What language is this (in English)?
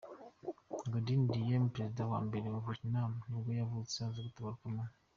Kinyarwanda